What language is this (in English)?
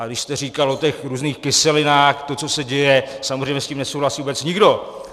Czech